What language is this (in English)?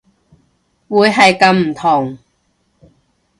Cantonese